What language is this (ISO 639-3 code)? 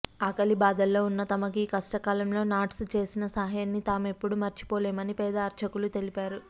tel